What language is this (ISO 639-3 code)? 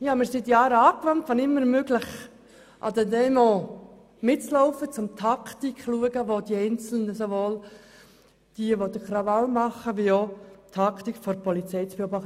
gsw